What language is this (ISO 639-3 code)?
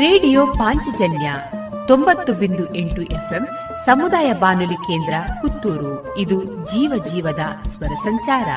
kan